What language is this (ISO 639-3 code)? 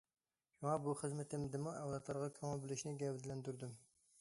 uig